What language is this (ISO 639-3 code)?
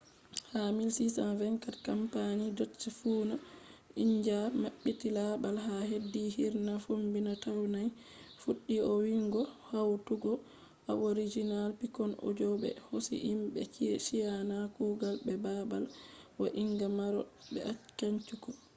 ful